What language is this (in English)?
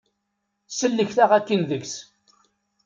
Kabyle